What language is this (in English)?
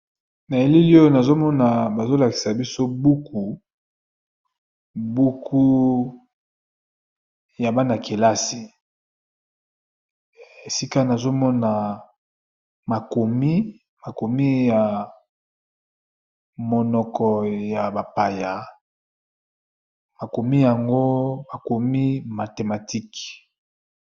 Lingala